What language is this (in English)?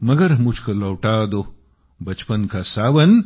Marathi